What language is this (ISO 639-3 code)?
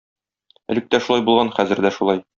tat